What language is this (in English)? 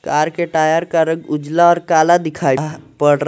Hindi